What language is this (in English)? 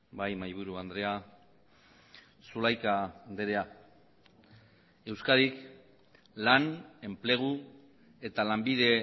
Basque